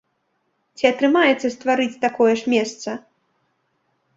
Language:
Belarusian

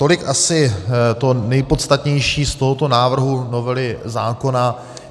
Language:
Czech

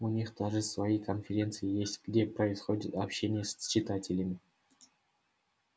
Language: Russian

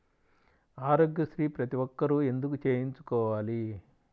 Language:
Telugu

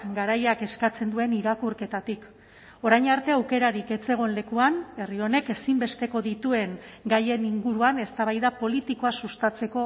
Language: Basque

